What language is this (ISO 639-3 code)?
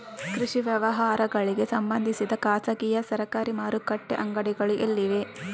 kan